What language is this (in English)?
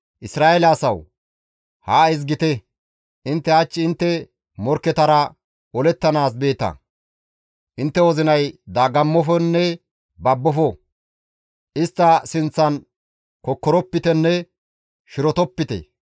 Gamo